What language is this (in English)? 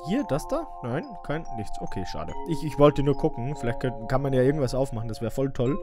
German